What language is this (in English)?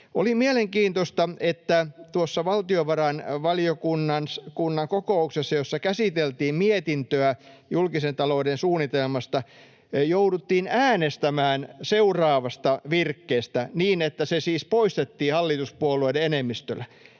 Finnish